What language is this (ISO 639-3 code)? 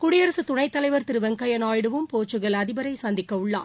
tam